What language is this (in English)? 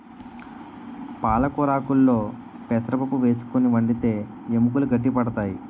Telugu